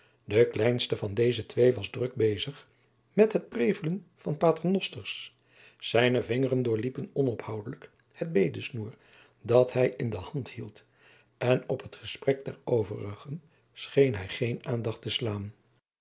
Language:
Dutch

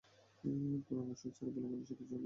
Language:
Bangla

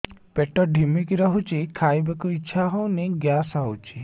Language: Odia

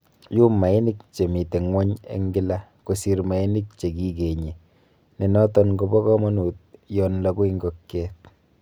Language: Kalenjin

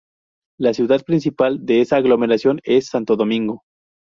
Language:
Spanish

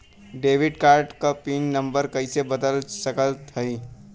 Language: Bhojpuri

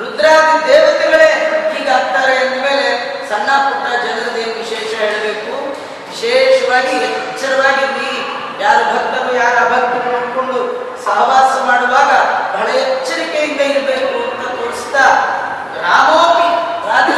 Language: Kannada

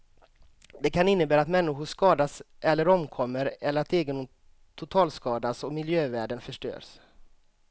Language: Swedish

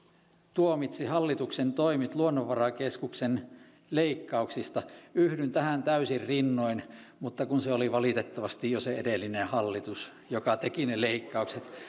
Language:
Finnish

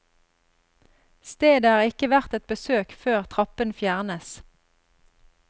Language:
Norwegian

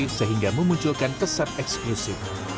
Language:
Indonesian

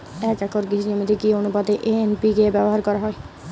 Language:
Bangla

